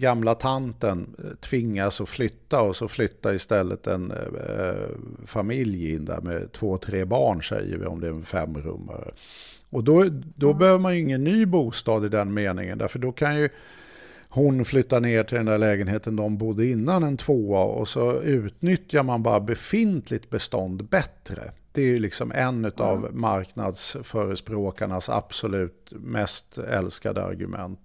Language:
Swedish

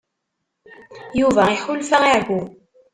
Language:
Kabyle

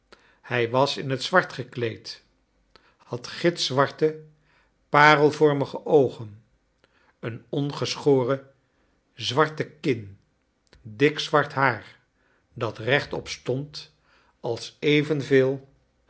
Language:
Dutch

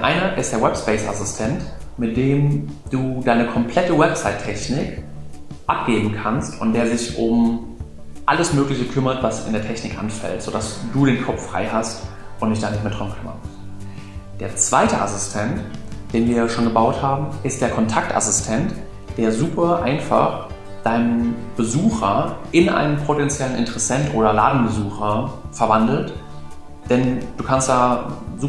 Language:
German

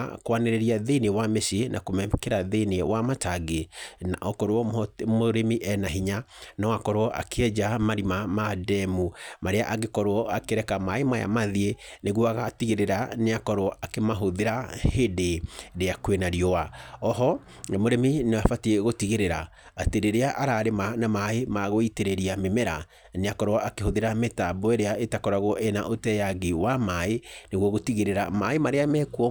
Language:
Kikuyu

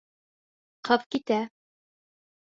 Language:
Bashkir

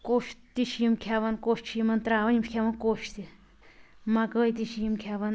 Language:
Kashmiri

